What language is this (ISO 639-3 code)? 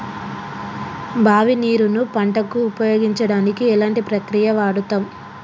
tel